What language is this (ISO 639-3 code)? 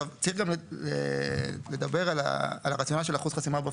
heb